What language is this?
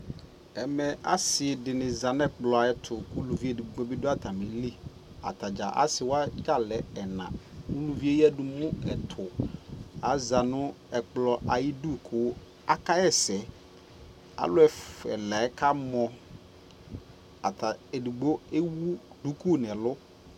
Ikposo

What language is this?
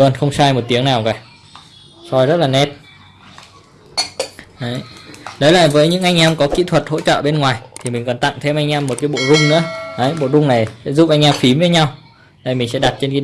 Vietnamese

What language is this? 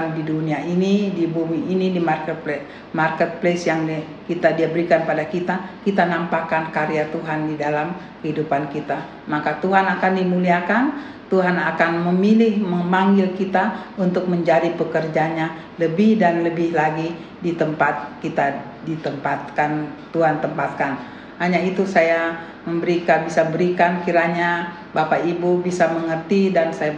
Indonesian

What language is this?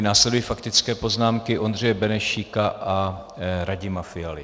Czech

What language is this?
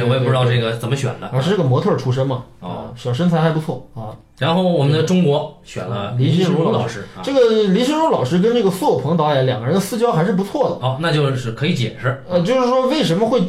Chinese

